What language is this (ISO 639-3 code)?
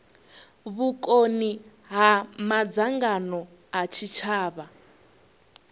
ven